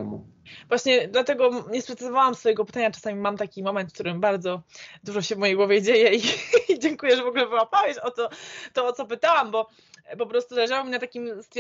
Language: Polish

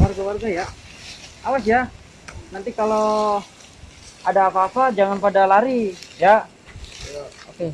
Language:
Indonesian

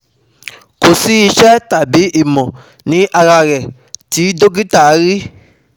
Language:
Yoruba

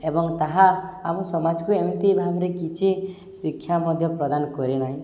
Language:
Odia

